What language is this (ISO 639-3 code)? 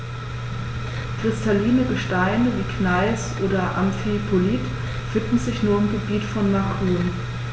deu